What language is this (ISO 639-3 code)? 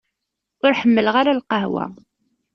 kab